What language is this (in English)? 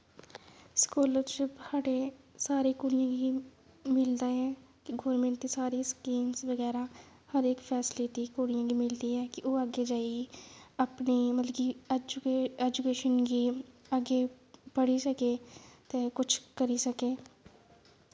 Dogri